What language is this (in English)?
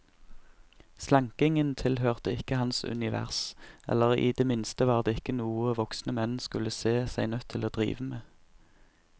Norwegian